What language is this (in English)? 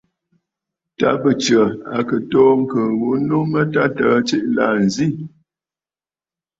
Bafut